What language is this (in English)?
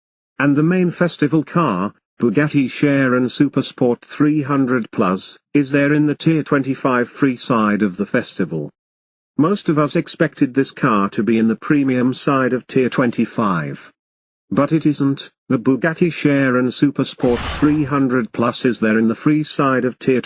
English